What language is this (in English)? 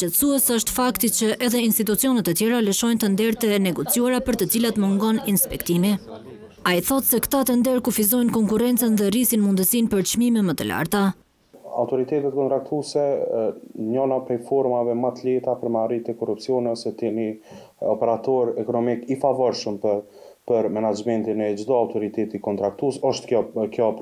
Romanian